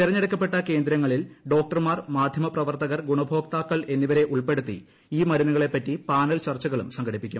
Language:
Malayalam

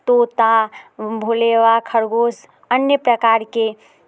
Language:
Maithili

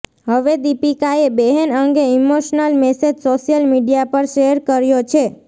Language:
Gujarati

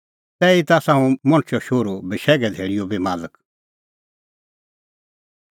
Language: Kullu Pahari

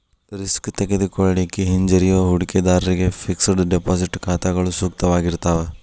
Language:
Kannada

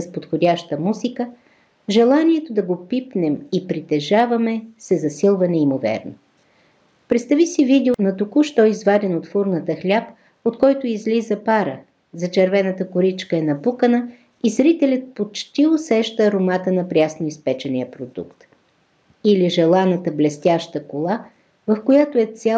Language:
Bulgarian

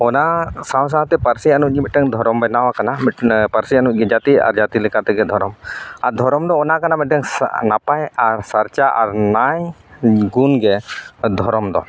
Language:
Santali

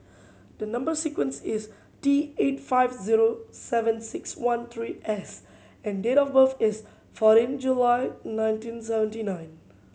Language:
English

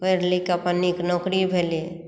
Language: Maithili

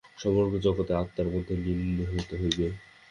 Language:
Bangla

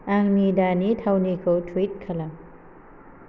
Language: Bodo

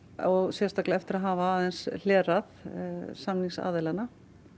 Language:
Icelandic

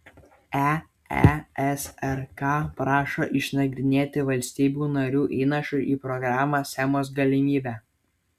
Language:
Lithuanian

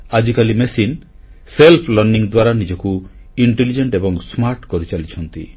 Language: Odia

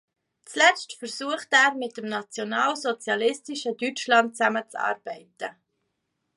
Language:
German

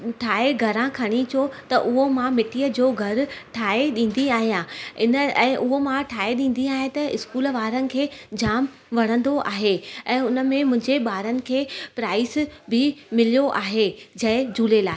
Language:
Sindhi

